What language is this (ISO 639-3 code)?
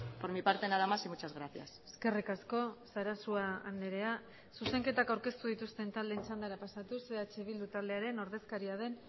eus